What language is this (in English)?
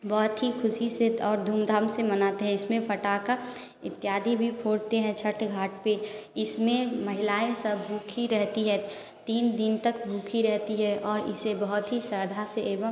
Hindi